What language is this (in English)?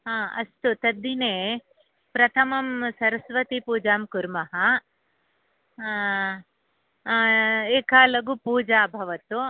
Sanskrit